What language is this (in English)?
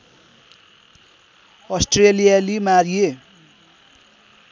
Nepali